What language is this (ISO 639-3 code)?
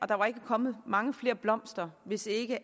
dan